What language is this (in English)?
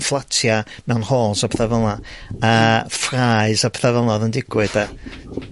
Welsh